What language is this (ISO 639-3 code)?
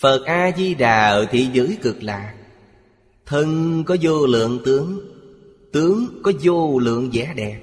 vie